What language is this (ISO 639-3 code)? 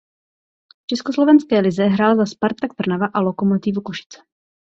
ces